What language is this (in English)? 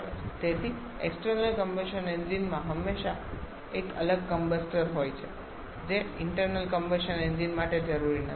Gujarati